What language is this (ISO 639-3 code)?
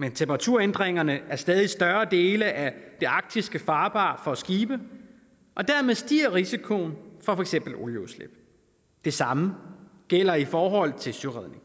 dan